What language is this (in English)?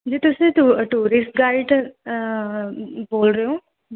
Punjabi